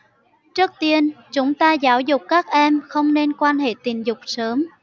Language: Vietnamese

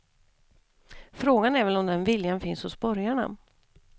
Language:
Swedish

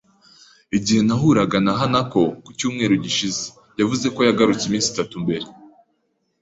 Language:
Kinyarwanda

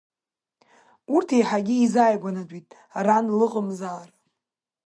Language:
Abkhazian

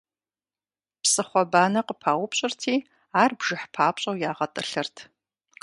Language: Kabardian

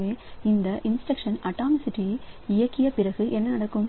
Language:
Tamil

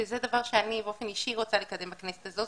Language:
Hebrew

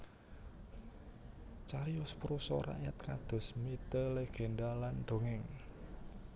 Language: Javanese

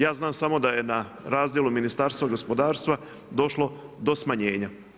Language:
Croatian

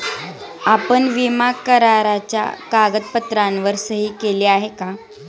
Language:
Marathi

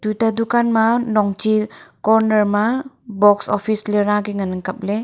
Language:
Wancho Naga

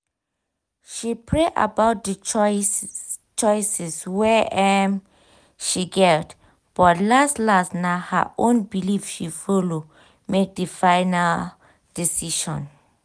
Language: Nigerian Pidgin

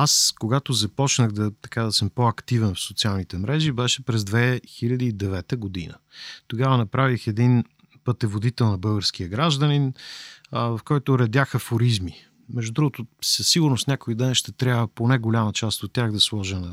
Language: Bulgarian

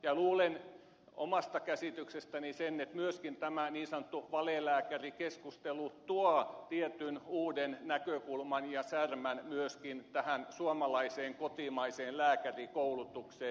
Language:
Finnish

